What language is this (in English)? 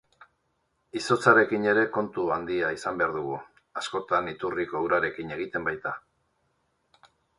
Basque